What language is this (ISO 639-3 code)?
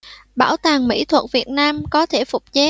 vie